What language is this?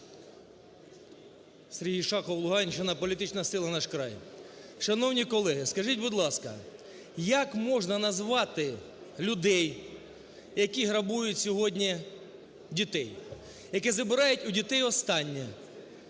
Ukrainian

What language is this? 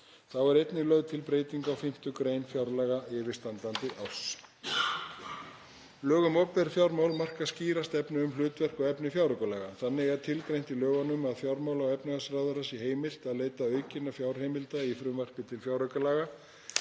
Icelandic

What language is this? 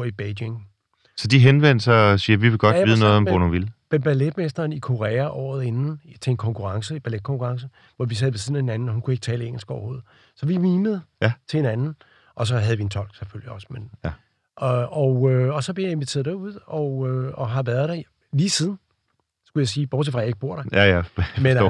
Danish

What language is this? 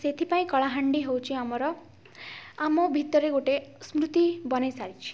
Odia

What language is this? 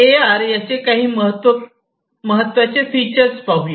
Marathi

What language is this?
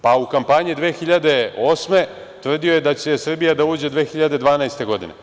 Serbian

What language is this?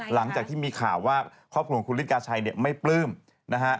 Thai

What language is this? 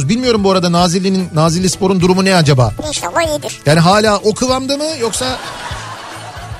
Turkish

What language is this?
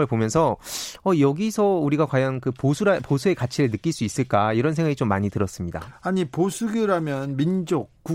Korean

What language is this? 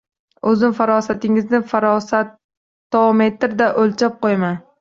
Uzbek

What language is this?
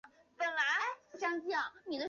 Chinese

